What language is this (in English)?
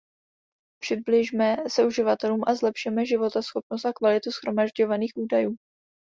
Czech